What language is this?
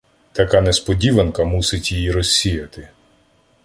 Ukrainian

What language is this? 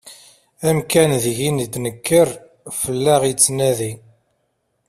Kabyle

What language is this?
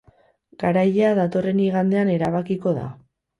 Basque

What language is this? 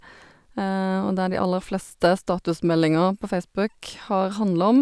Norwegian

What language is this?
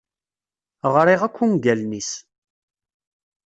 Kabyle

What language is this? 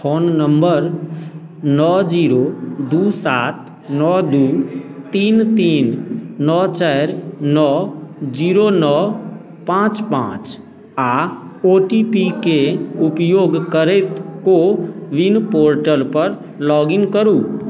Maithili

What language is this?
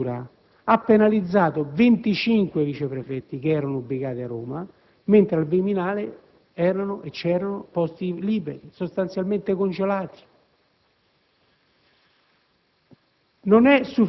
Italian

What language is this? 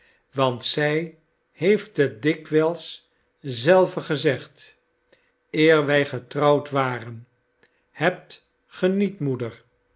Dutch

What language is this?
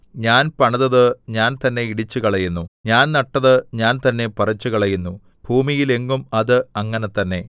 Malayalam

